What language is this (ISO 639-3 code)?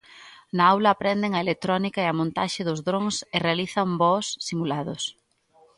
glg